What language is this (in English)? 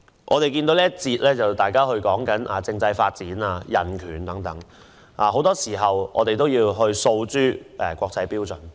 Cantonese